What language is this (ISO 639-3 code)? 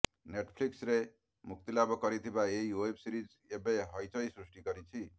ori